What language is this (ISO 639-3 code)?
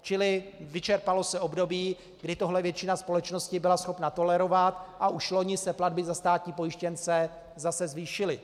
ces